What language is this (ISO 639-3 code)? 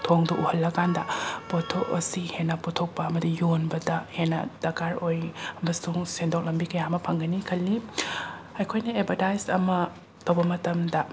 mni